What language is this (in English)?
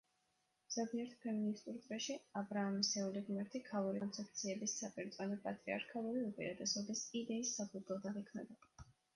Georgian